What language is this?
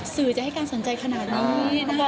Thai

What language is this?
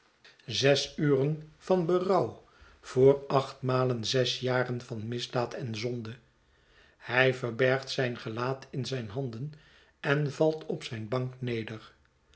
Dutch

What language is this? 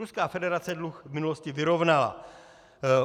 Czech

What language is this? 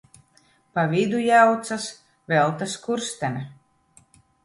Latvian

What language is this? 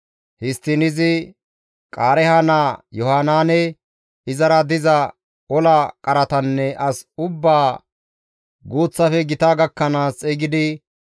Gamo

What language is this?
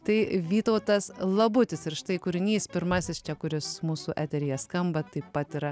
Lithuanian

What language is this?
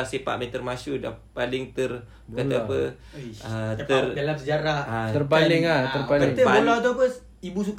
Malay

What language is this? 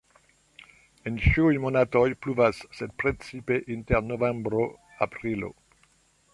Esperanto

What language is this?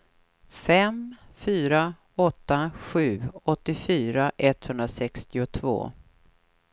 Swedish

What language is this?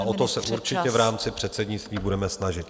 Czech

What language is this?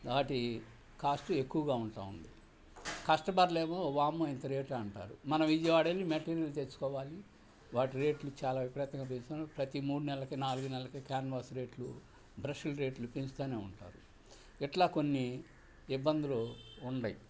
Telugu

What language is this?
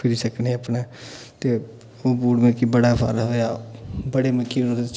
Dogri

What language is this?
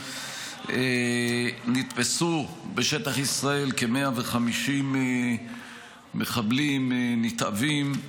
Hebrew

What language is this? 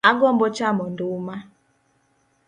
Luo (Kenya and Tanzania)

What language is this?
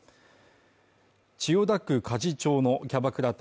Japanese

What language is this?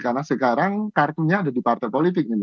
Indonesian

